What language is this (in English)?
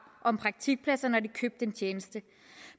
Danish